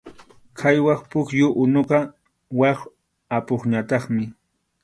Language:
Arequipa-La Unión Quechua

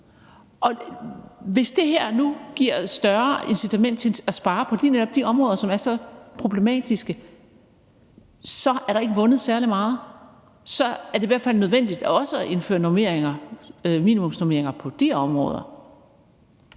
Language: Danish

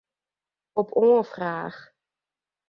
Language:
Western Frisian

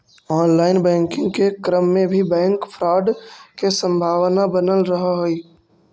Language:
Magahi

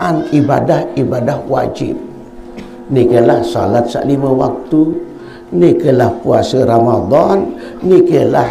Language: Malay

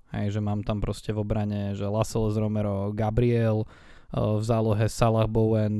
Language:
Slovak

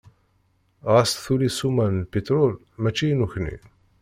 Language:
Kabyle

